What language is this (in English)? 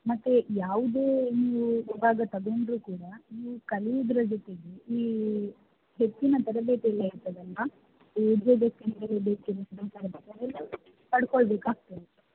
Kannada